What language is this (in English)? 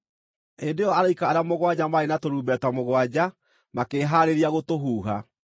Kikuyu